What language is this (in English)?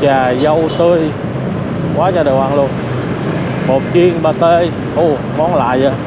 Vietnamese